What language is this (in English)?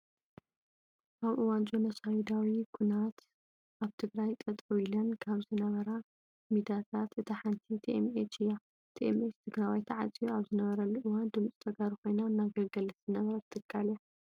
Tigrinya